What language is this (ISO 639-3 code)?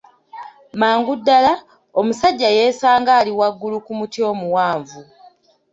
lug